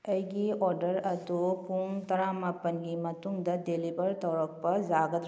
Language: Manipuri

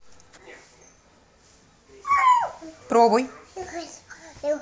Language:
Russian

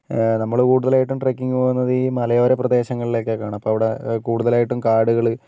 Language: Malayalam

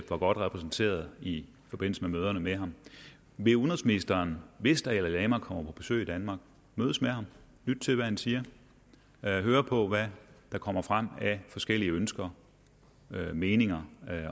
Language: Danish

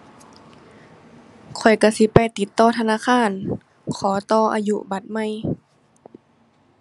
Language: Thai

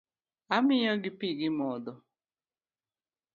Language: Luo (Kenya and Tanzania)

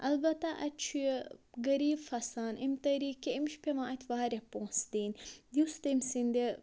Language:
Kashmiri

